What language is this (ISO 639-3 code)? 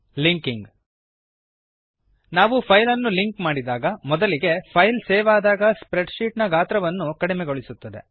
kan